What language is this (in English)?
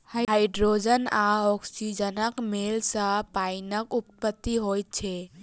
Maithili